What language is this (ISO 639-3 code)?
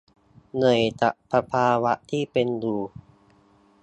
tha